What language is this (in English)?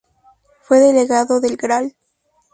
Spanish